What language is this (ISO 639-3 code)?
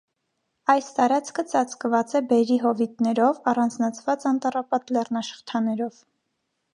hye